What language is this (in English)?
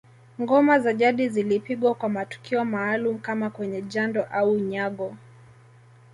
Swahili